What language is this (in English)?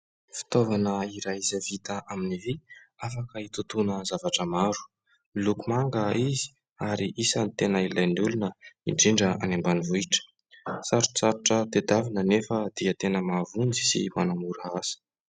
Malagasy